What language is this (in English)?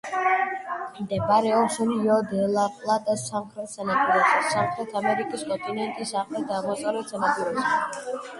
Georgian